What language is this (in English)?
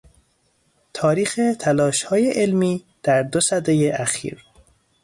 Persian